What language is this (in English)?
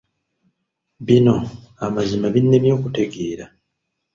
Ganda